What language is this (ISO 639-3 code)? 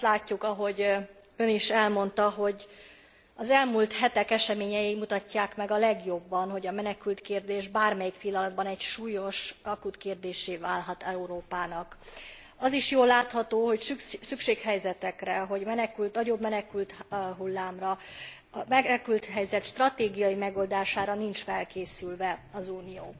hun